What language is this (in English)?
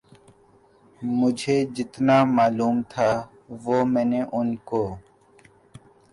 Urdu